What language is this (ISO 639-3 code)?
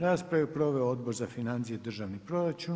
hrv